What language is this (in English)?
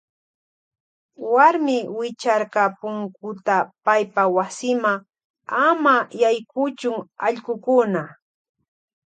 Loja Highland Quichua